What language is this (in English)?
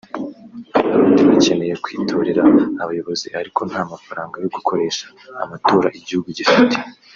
Kinyarwanda